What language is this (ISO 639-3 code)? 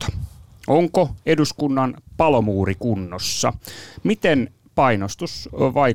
fin